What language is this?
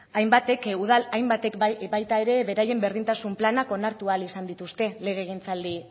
Basque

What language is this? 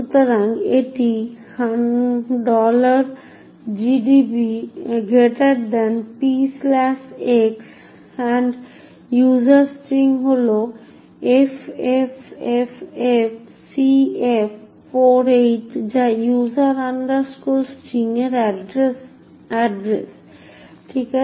Bangla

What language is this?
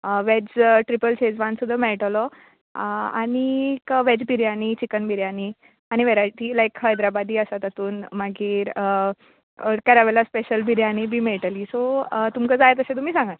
Konkani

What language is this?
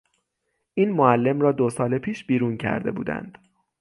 Persian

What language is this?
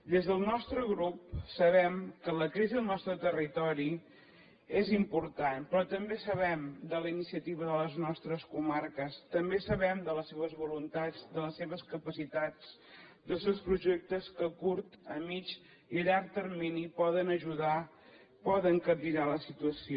Catalan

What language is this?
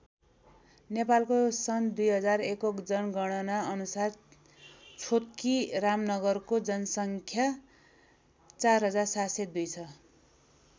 Nepali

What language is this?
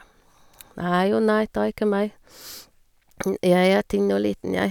Norwegian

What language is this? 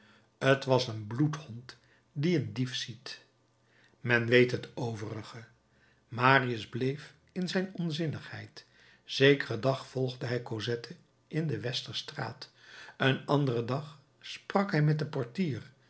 Dutch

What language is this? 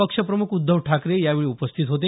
Marathi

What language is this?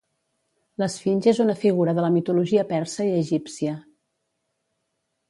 Catalan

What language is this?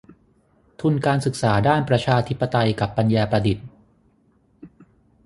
Thai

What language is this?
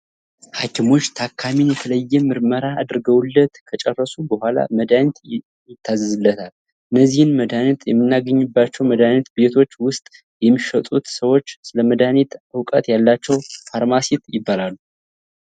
Amharic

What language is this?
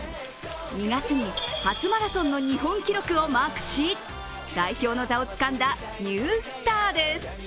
Japanese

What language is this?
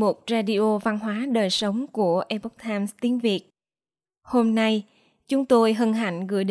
Vietnamese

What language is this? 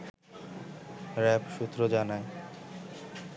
Bangla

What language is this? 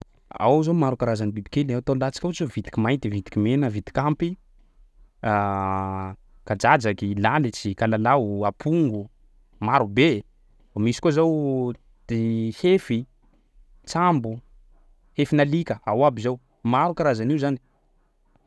Sakalava Malagasy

